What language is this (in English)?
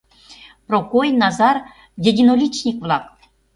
Mari